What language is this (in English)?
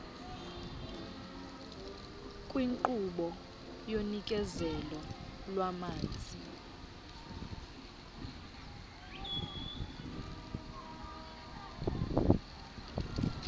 Xhosa